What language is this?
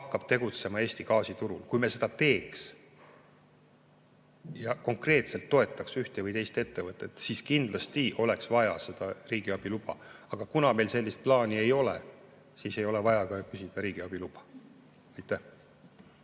Estonian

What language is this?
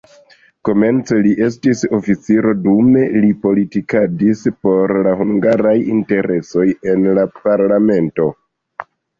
Esperanto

